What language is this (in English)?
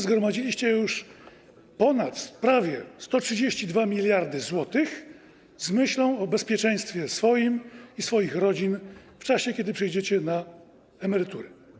Polish